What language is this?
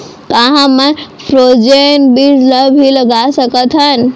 Chhattisgarhi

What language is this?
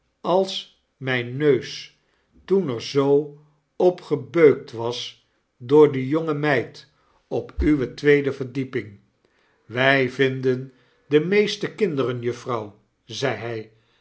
Dutch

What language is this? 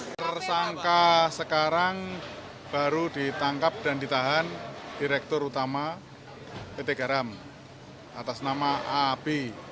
Indonesian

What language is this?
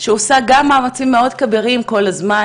Hebrew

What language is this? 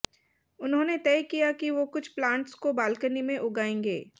Hindi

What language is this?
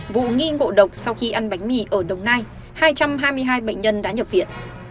Vietnamese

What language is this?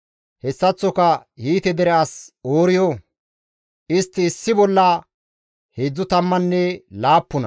Gamo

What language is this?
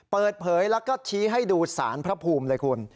Thai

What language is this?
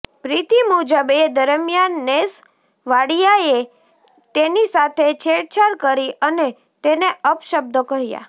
Gujarati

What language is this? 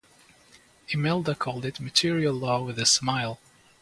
English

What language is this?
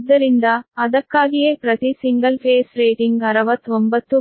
Kannada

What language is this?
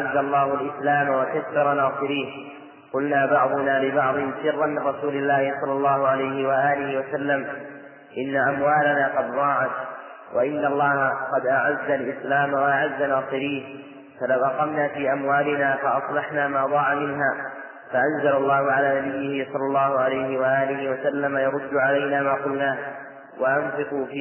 Arabic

